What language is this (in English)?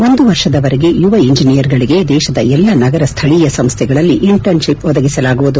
Kannada